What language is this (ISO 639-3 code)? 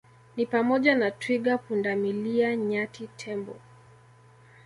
swa